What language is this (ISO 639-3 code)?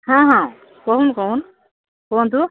ori